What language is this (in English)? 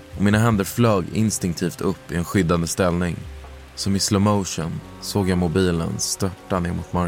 Swedish